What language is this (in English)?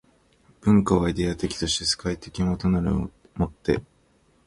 Japanese